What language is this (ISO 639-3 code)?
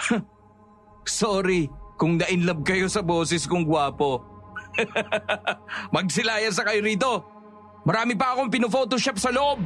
fil